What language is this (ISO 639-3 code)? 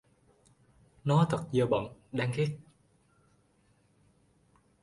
vie